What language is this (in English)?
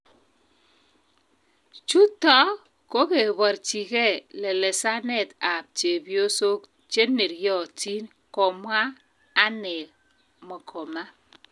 Kalenjin